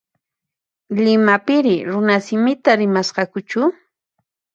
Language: Puno Quechua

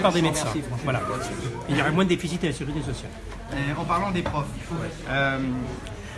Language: French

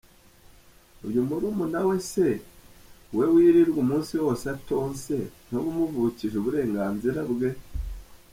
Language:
Kinyarwanda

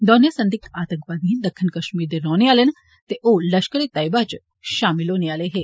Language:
Dogri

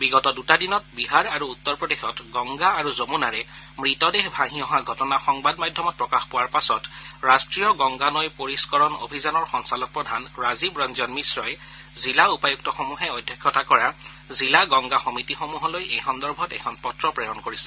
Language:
Assamese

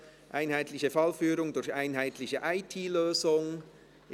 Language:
Swiss German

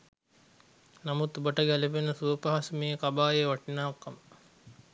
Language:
Sinhala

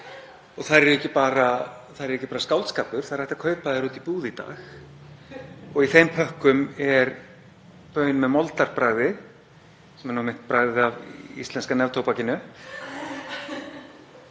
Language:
Icelandic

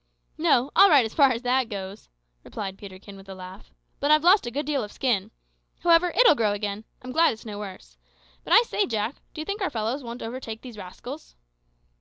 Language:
English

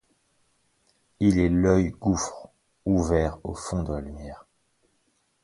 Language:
French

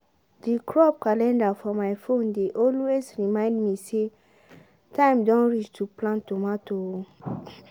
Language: Nigerian Pidgin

